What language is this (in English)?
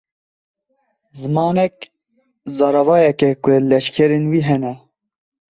Kurdish